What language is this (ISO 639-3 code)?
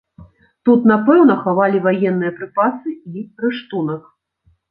bel